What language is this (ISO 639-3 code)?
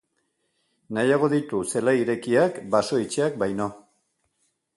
eus